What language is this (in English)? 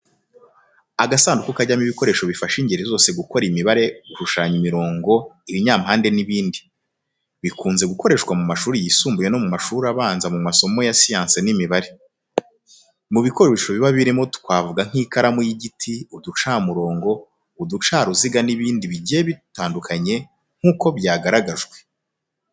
Kinyarwanda